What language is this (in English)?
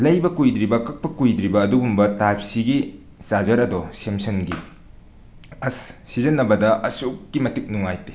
Manipuri